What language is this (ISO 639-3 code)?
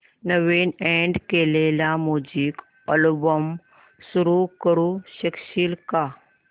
mar